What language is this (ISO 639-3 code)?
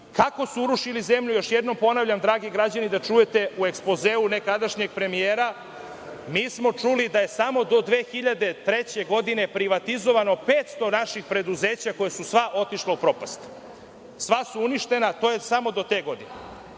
srp